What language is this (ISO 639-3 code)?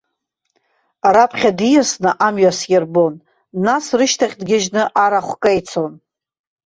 abk